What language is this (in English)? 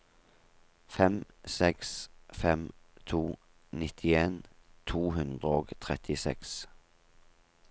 Norwegian